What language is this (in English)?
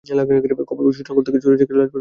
Bangla